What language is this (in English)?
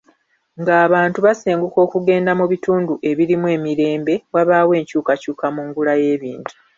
Ganda